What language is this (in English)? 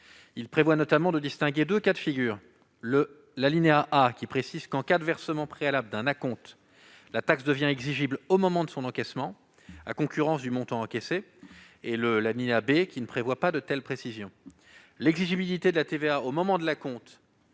French